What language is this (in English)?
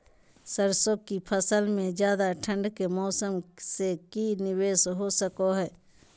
Magahi